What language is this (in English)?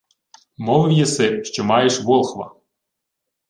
Ukrainian